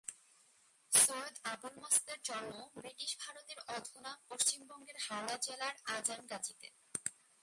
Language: Bangla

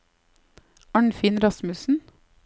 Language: Norwegian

